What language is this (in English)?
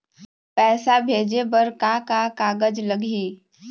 Chhattisgarhi